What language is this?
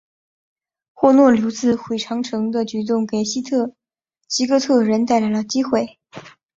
Chinese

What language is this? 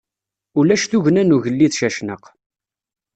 Kabyle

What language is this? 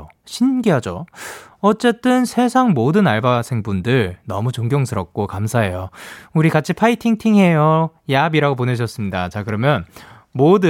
Korean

